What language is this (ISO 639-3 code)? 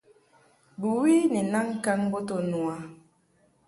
mhk